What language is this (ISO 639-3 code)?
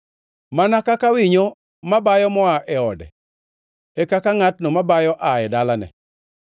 luo